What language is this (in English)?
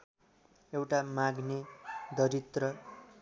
Nepali